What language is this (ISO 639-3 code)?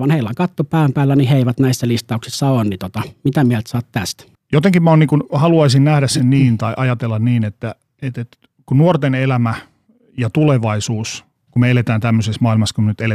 fin